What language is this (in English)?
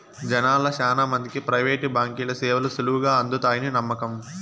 Telugu